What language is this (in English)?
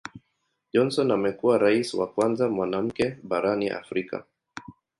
Swahili